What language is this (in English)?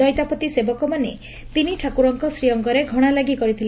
Odia